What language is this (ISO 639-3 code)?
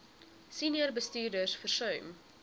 afr